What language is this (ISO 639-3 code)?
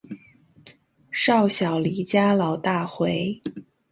zho